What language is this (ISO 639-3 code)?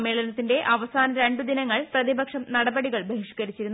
mal